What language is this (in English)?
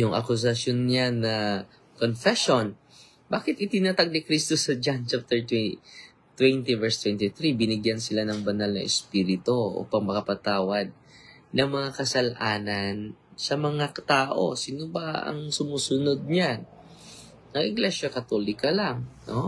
Filipino